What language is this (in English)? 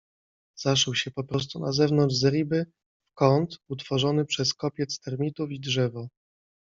Polish